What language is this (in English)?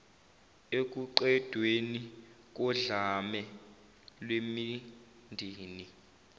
Zulu